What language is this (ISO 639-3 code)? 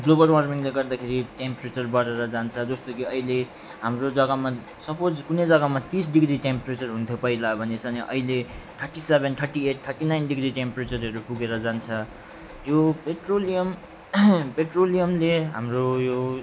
nep